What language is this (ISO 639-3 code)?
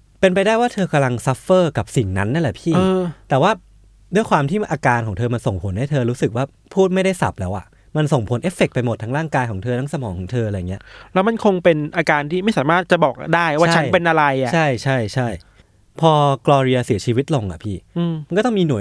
tha